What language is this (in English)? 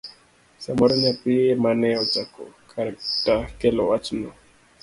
Luo (Kenya and Tanzania)